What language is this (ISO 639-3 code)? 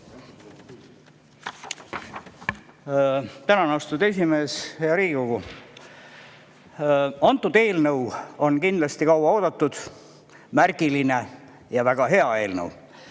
est